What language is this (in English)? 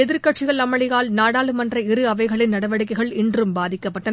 Tamil